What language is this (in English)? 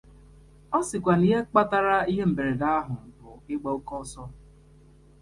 Igbo